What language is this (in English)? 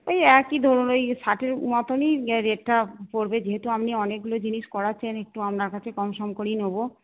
Bangla